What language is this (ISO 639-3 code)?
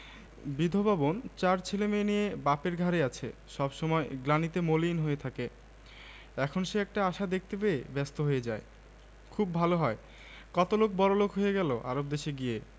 ben